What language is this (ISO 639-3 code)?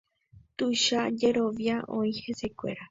grn